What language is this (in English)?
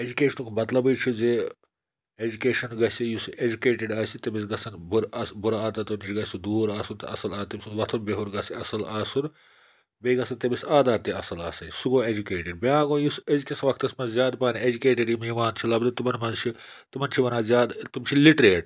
Kashmiri